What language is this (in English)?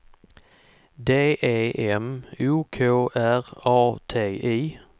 Swedish